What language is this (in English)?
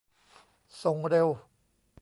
Thai